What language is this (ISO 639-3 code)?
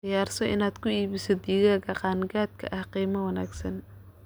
som